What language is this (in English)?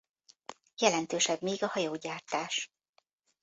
Hungarian